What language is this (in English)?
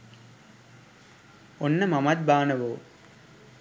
Sinhala